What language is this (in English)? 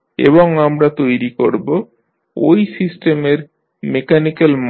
Bangla